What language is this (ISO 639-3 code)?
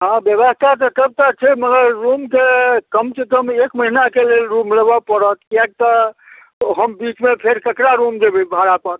mai